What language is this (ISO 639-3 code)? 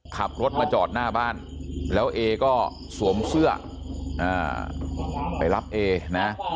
tha